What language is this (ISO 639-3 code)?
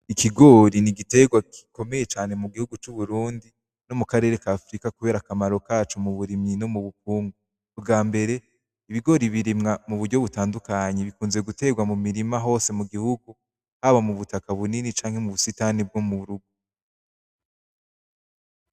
run